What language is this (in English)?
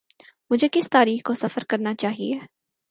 Urdu